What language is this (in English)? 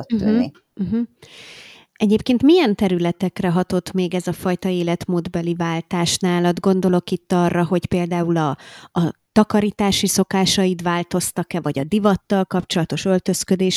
Hungarian